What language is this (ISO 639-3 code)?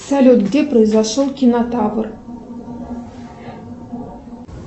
rus